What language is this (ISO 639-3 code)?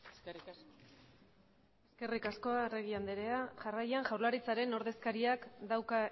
eus